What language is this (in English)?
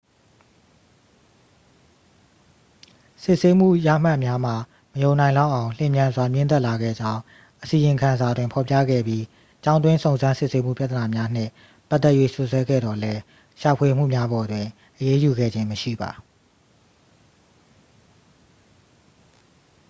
Burmese